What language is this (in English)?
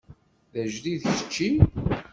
Kabyle